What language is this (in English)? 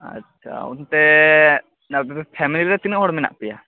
Santali